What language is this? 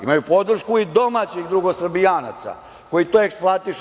Serbian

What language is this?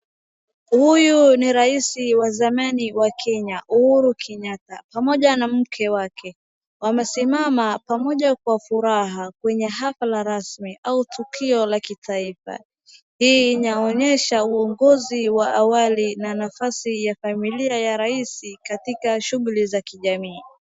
Swahili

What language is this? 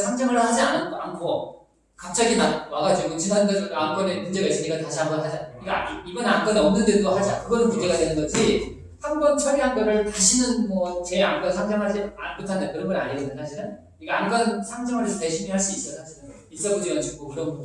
Korean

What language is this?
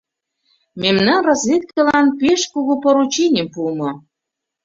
Mari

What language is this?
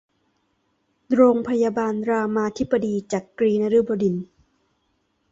Thai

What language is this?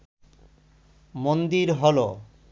Bangla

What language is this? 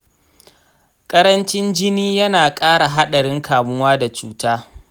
Hausa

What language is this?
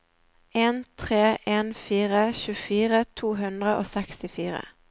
Norwegian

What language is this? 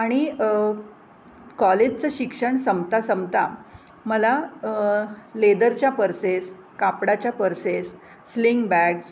Marathi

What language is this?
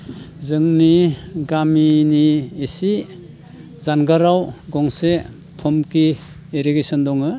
Bodo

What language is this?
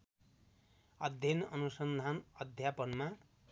Nepali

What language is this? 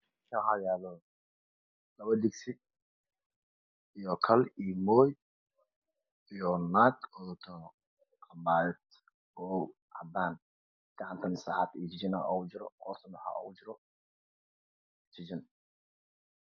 Somali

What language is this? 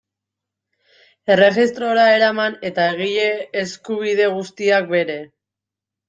Basque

